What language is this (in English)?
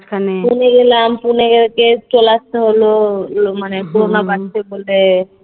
Bangla